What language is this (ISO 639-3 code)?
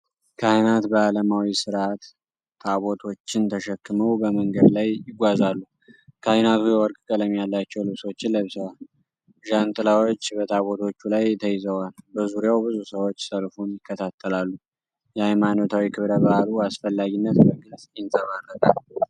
amh